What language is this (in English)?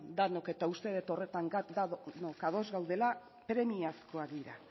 Basque